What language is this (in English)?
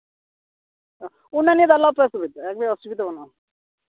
Santali